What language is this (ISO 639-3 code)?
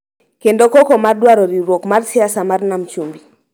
luo